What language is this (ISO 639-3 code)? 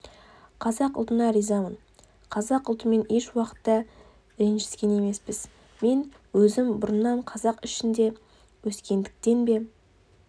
kaz